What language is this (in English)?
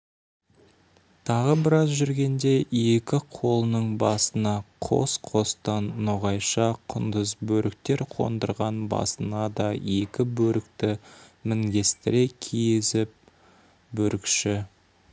Kazakh